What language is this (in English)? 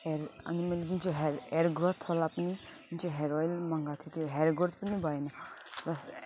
Nepali